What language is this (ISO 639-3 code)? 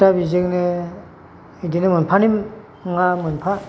brx